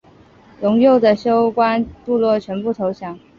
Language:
Chinese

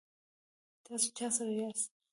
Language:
Pashto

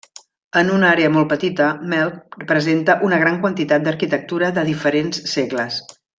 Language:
Catalan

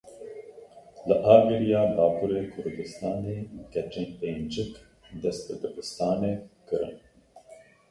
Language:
Kurdish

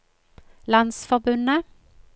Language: Norwegian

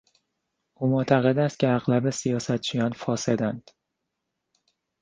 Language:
Persian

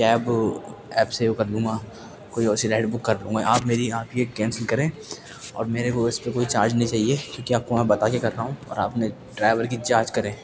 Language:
Urdu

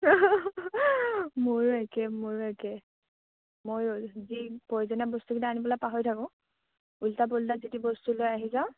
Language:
Assamese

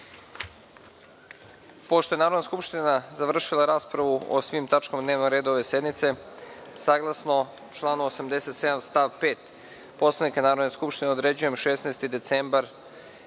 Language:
Serbian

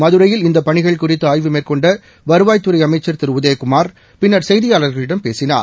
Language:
Tamil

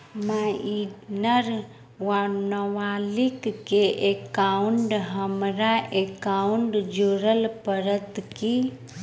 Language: Maithili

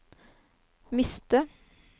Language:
Norwegian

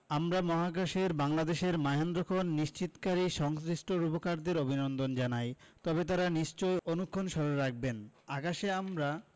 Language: Bangla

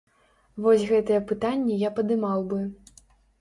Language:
Belarusian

